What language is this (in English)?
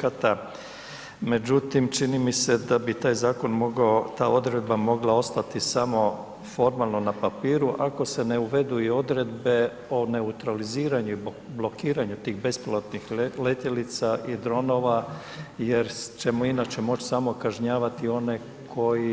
Croatian